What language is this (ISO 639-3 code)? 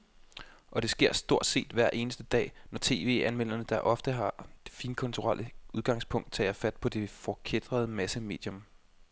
dan